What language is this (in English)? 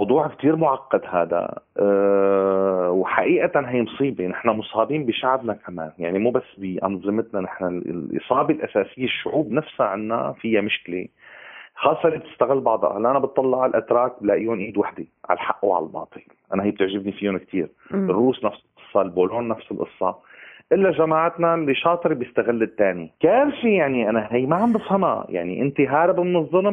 Arabic